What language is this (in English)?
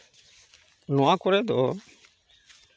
Santali